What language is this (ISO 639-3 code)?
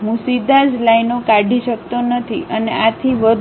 guj